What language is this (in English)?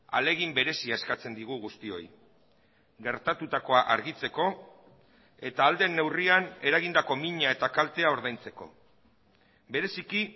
Basque